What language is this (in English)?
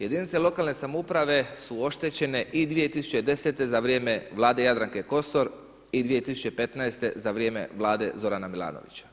Croatian